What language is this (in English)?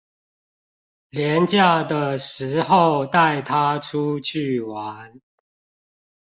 Chinese